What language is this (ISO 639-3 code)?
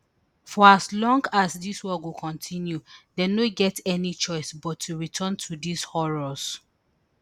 pcm